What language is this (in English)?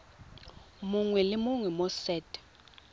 Tswana